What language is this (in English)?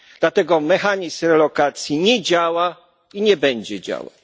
Polish